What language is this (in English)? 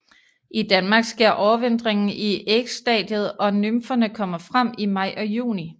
Danish